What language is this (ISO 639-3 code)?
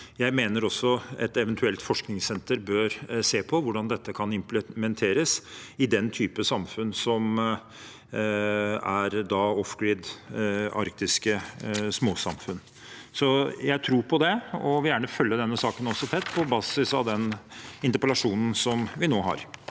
nor